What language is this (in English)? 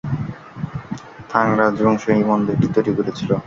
Bangla